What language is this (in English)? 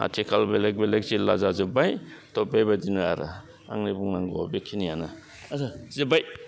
Bodo